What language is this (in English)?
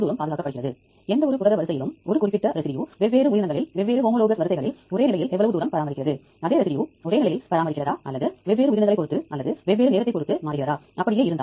Tamil